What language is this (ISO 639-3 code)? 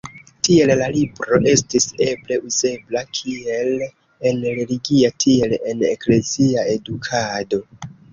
epo